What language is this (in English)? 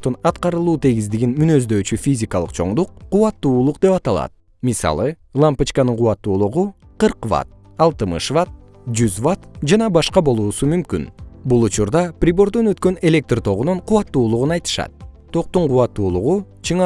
Kyrgyz